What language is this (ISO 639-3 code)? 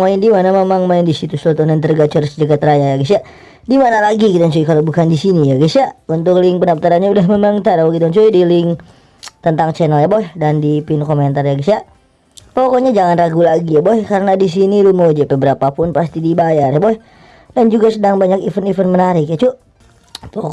ind